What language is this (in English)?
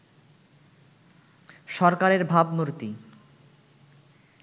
Bangla